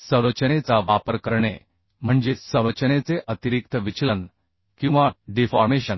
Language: Marathi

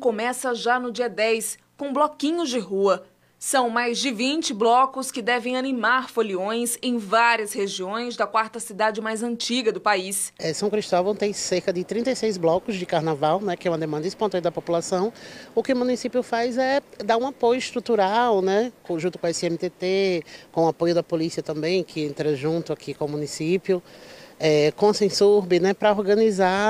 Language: Portuguese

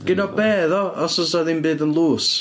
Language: Welsh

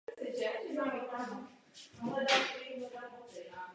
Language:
Czech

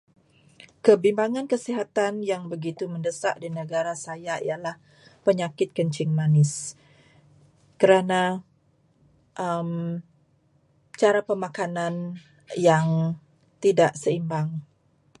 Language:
Malay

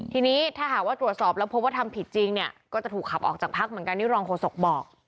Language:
Thai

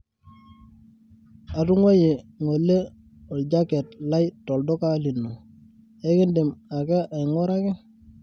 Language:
Masai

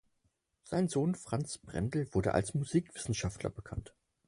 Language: German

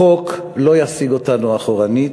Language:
Hebrew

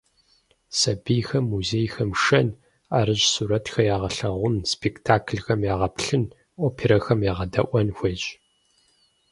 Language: Kabardian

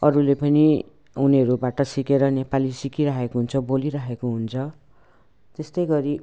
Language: Nepali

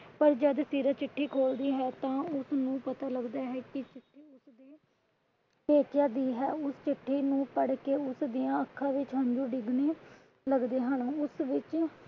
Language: Punjabi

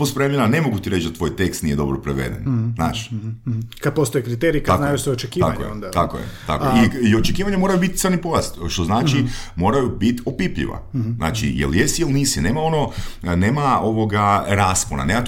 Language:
Croatian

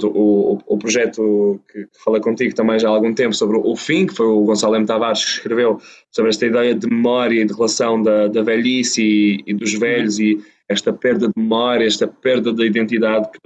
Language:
Portuguese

